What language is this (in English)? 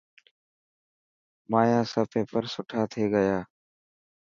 Dhatki